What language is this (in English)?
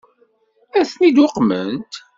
Kabyle